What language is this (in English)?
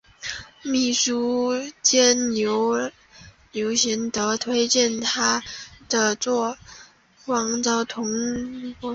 Chinese